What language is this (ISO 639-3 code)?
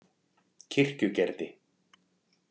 isl